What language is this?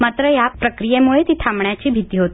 Marathi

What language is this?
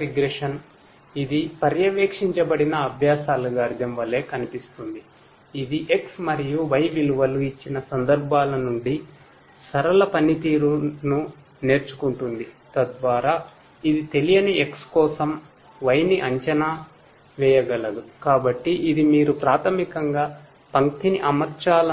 Telugu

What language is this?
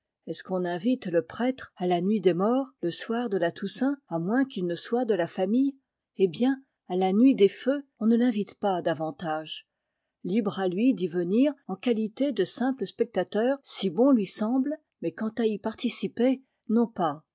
French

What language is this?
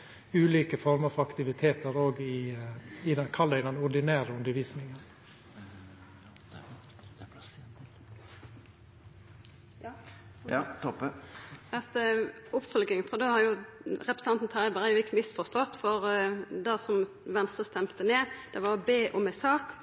Norwegian Nynorsk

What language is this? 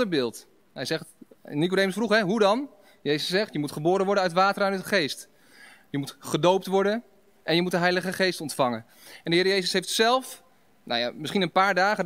Dutch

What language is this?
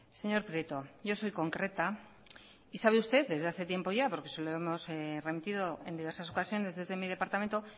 Spanish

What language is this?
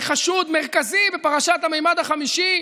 Hebrew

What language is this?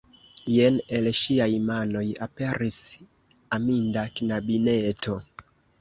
Esperanto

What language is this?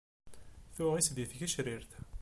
Kabyle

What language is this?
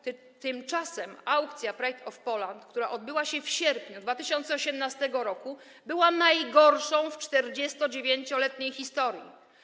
Polish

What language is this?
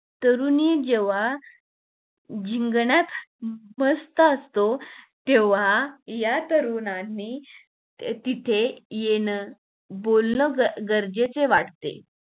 Marathi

